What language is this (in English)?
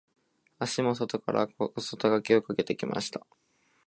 Japanese